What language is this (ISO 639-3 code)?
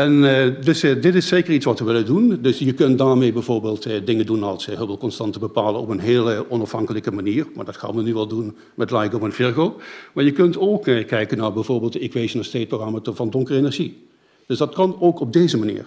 nld